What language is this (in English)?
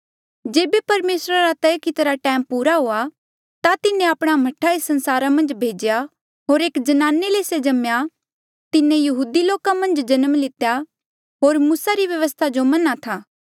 Mandeali